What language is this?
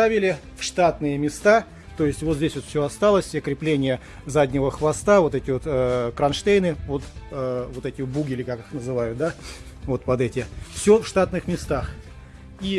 Russian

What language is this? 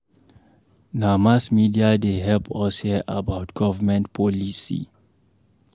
Nigerian Pidgin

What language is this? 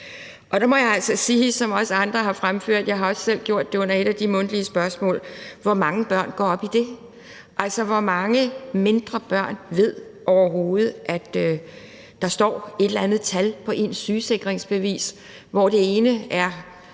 Danish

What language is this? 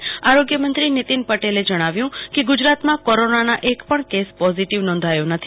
Gujarati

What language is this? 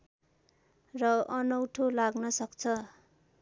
Nepali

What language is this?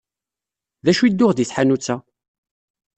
Kabyle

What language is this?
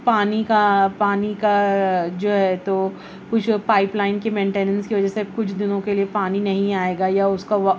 Urdu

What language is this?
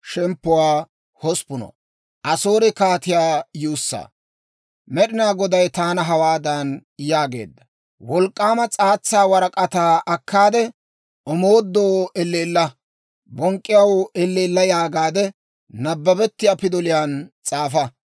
Dawro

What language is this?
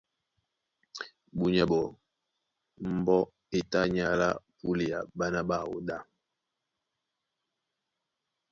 Duala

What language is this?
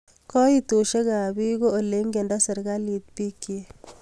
Kalenjin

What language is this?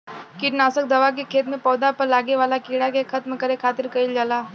Bhojpuri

